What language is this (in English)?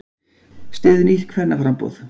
Icelandic